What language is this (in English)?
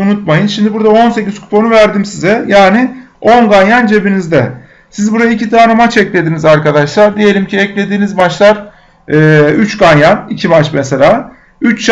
Turkish